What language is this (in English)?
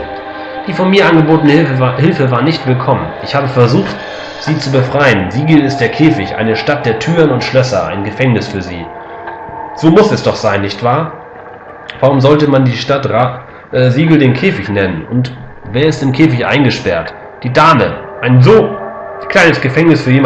German